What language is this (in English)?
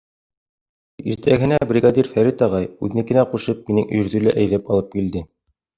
Bashkir